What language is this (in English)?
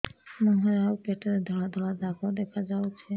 Odia